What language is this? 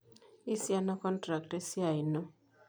Masai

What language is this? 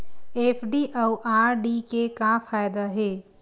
Chhattisgarhi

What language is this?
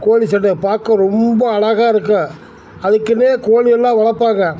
Tamil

